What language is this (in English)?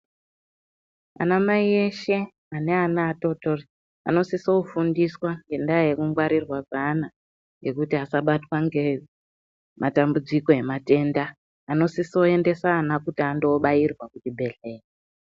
Ndau